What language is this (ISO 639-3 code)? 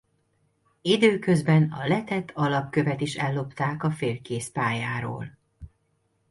hun